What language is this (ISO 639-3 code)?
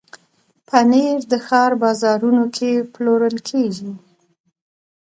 pus